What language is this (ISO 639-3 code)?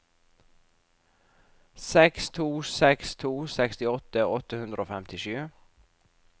nor